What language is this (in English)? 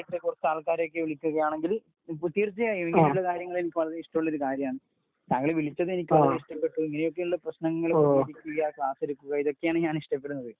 Malayalam